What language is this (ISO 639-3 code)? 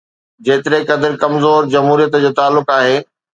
snd